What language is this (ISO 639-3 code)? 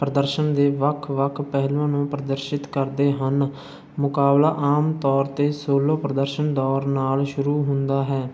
pan